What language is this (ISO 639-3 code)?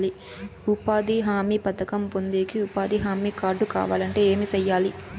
tel